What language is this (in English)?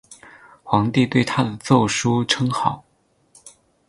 Chinese